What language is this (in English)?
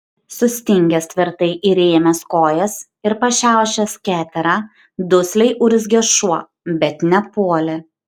Lithuanian